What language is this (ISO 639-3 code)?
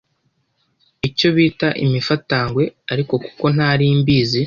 kin